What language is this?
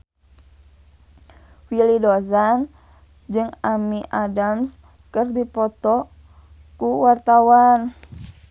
Sundanese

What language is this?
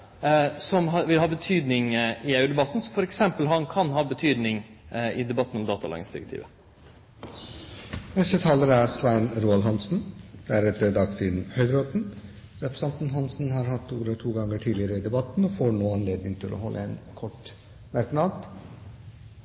Norwegian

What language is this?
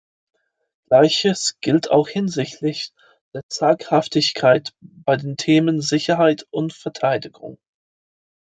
German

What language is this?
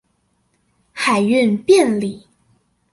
Chinese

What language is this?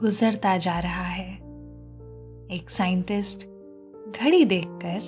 Hindi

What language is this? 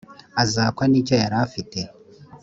Kinyarwanda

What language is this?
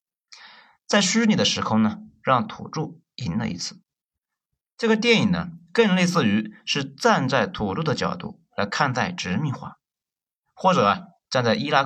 Chinese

